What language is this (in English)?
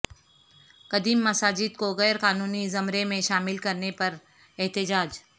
Urdu